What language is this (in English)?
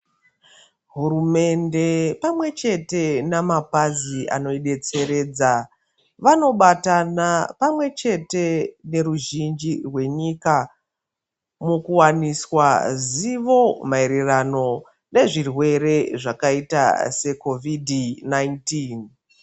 Ndau